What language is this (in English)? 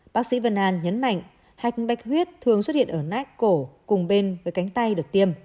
Vietnamese